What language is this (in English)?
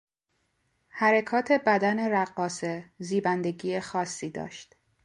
Persian